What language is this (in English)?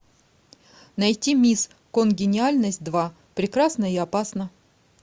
Russian